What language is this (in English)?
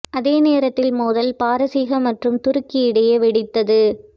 Tamil